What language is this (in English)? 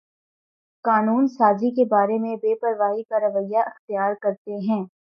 Urdu